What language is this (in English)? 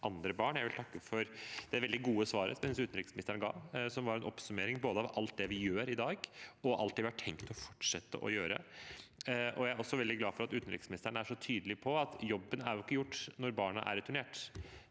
Norwegian